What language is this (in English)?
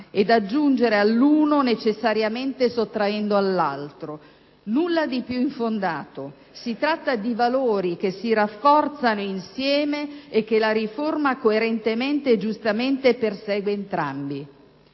Italian